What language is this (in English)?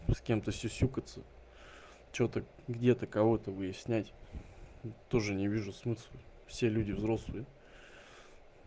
Russian